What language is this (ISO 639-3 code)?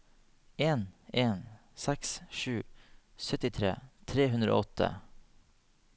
nor